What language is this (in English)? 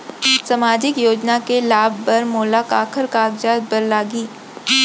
Chhattisgarhi